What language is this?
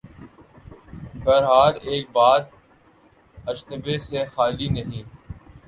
Urdu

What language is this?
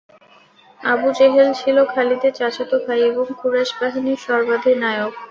Bangla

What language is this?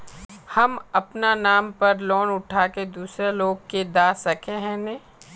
Magahi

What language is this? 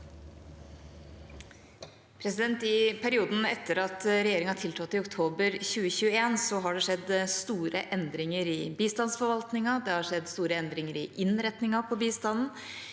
Norwegian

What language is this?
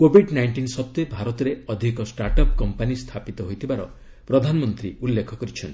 Odia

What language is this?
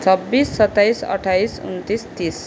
Nepali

